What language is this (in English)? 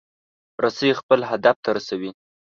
Pashto